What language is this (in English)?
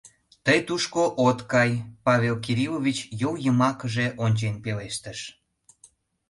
Mari